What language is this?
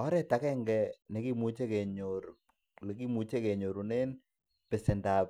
Kalenjin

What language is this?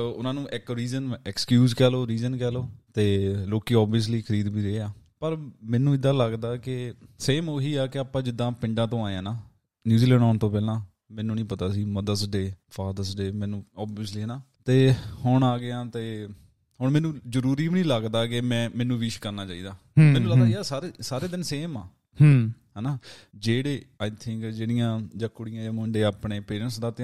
Punjabi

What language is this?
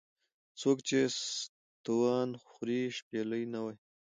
Pashto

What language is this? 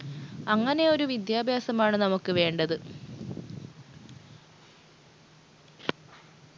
Malayalam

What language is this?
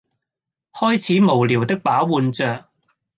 Cantonese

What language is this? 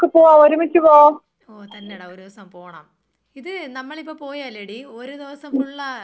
Malayalam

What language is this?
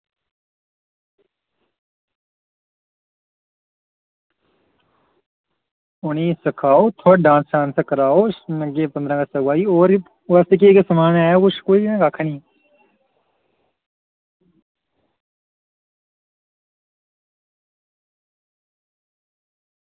Dogri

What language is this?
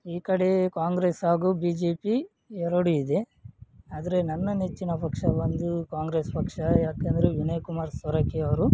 Kannada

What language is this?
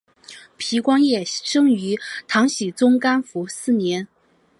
Chinese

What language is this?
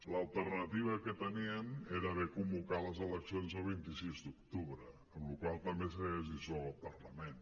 Catalan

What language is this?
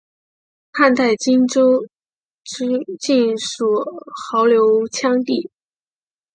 Chinese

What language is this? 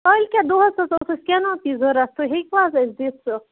Kashmiri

